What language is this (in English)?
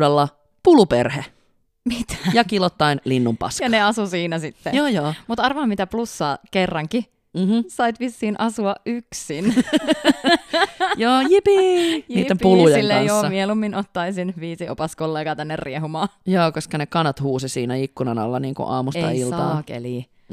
Finnish